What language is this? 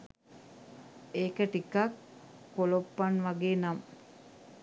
Sinhala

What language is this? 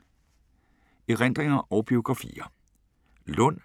Danish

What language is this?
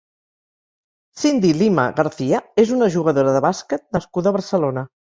Catalan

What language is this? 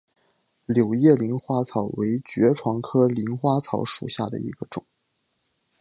Chinese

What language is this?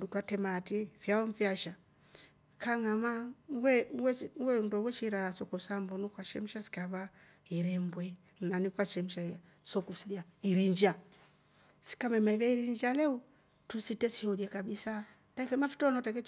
Rombo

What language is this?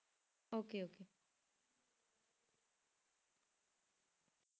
Punjabi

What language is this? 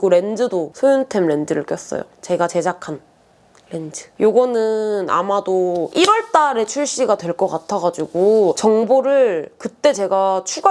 Korean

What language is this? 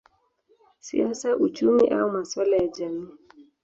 Swahili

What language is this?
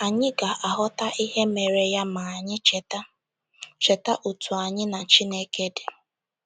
Igbo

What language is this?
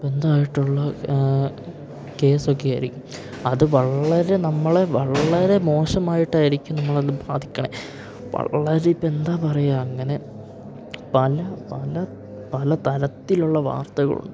Malayalam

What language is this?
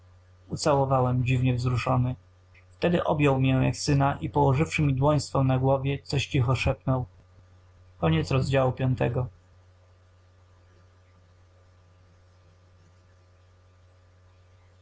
Polish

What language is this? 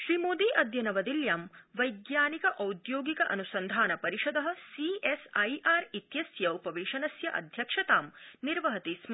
Sanskrit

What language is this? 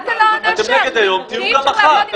Hebrew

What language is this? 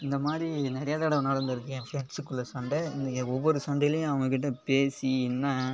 Tamil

